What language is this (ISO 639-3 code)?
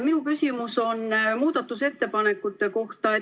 est